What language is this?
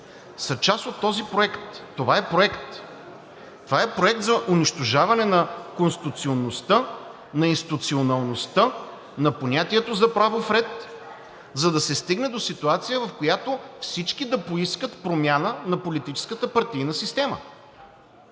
Bulgarian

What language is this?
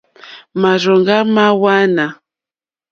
Mokpwe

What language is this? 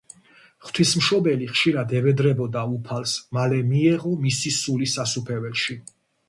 Georgian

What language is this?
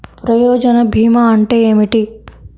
Telugu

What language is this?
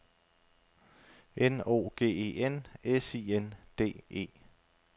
Danish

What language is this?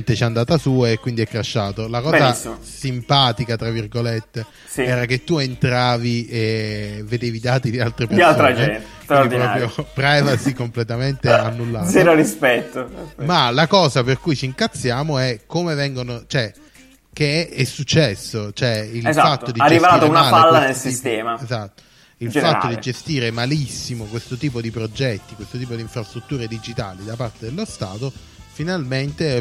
Italian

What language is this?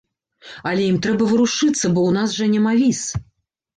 Belarusian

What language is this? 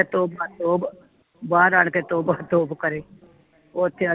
Punjabi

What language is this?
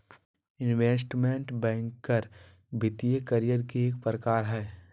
Magahi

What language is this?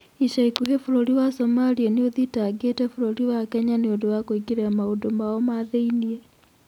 Kikuyu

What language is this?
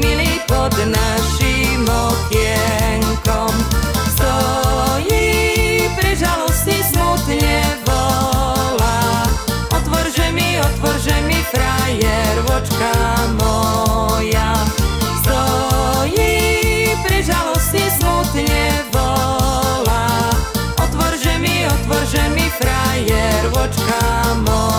Czech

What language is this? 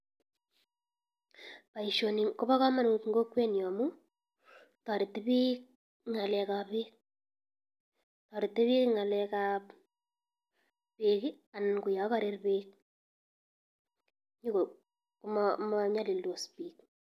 Kalenjin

